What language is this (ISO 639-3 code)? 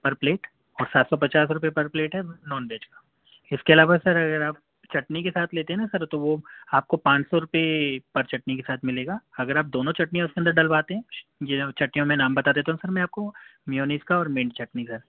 urd